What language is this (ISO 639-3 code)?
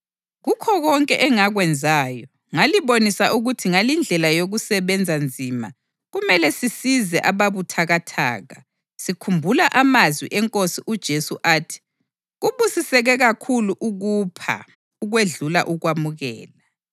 nde